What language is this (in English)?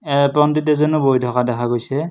Assamese